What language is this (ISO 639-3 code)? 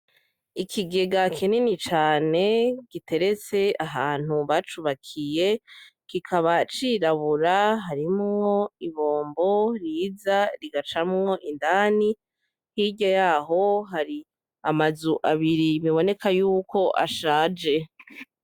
run